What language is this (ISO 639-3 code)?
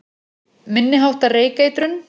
isl